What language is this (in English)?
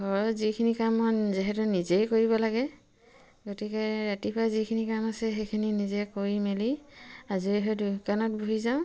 Assamese